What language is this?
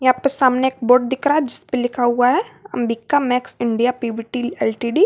Hindi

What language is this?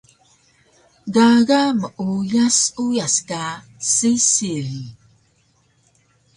Taroko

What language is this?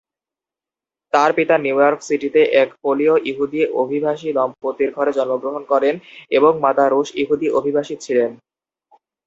Bangla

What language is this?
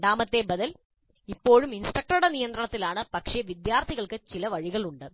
Malayalam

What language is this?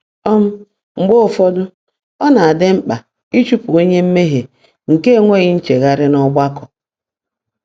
Igbo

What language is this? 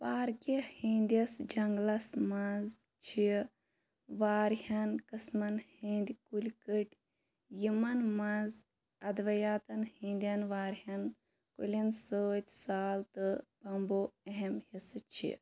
Kashmiri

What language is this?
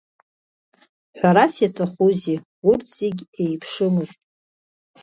Abkhazian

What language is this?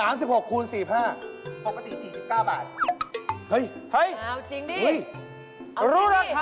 Thai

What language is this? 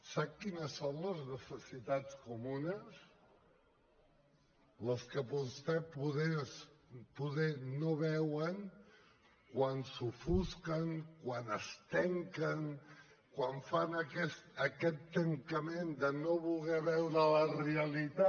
Catalan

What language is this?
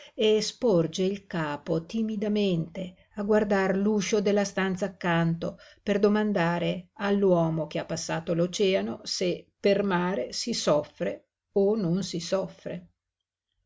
Italian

